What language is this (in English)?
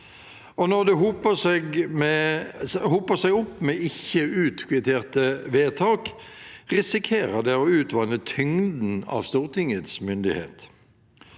Norwegian